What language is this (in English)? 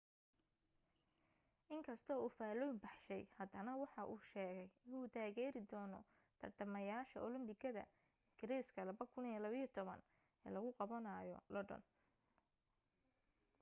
Somali